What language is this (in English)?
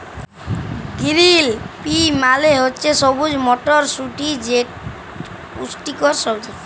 Bangla